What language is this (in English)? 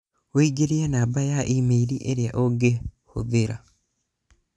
Kikuyu